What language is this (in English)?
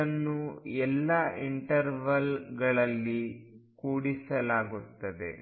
Kannada